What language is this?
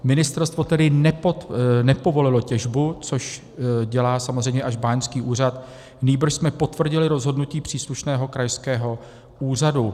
Czech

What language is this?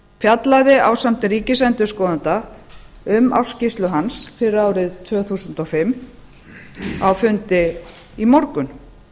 Icelandic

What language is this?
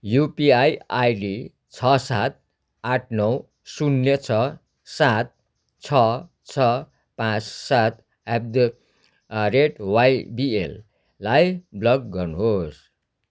Nepali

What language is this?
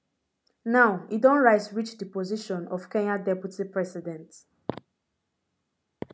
Nigerian Pidgin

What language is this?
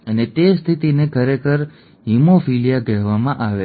Gujarati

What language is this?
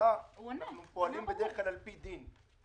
Hebrew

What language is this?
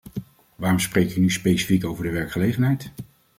Dutch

